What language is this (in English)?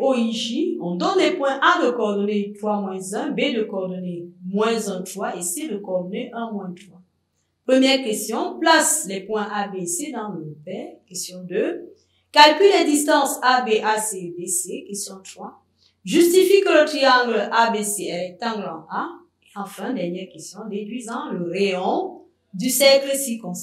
French